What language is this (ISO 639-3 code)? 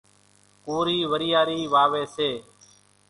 gjk